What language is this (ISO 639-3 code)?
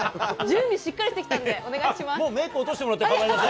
jpn